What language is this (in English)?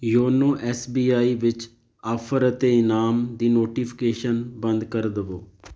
Punjabi